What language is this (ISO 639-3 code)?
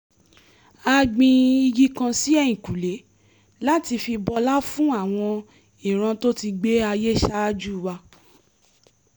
yor